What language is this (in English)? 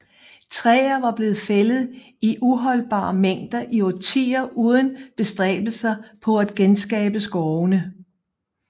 Danish